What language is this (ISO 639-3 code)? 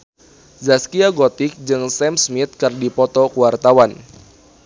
sun